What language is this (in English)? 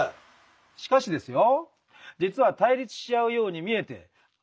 Japanese